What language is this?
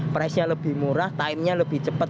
Indonesian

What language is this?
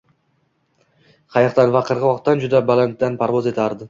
Uzbek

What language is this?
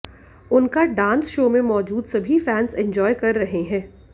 Hindi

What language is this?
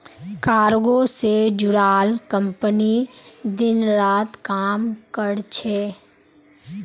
Magahi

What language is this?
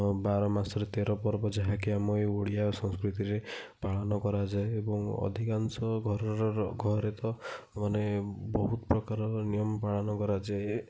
Odia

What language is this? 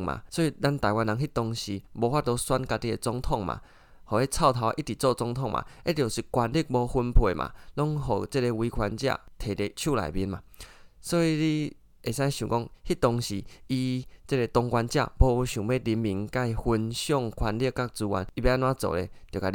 Chinese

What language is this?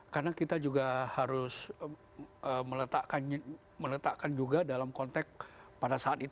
Indonesian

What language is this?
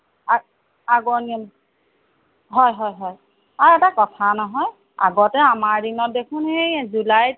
Assamese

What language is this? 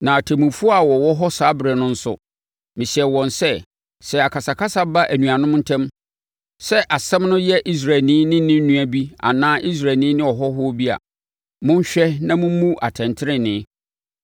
Akan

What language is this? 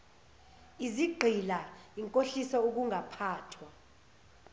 Zulu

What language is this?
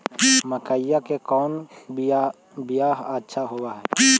Magahi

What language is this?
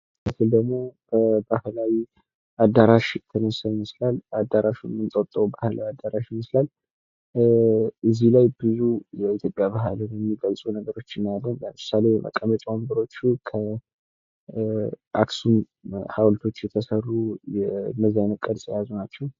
Amharic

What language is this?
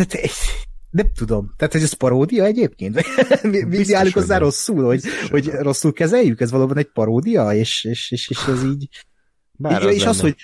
Hungarian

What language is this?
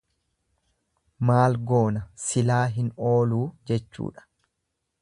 Oromo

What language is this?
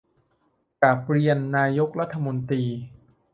Thai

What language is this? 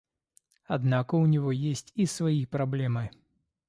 Russian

